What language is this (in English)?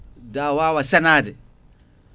Fula